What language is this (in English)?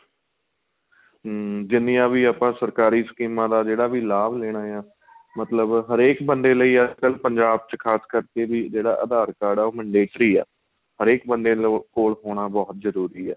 Punjabi